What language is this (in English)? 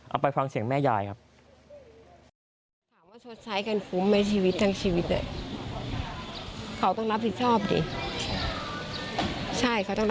Thai